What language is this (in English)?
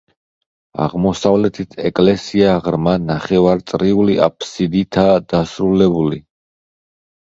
Georgian